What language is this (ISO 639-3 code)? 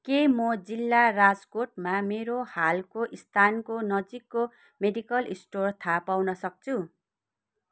nep